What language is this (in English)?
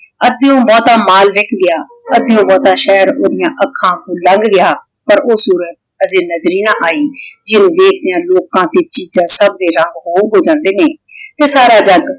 Punjabi